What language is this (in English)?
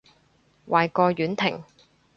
Cantonese